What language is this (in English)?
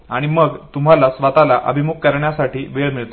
Marathi